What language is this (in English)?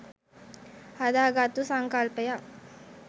Sinhala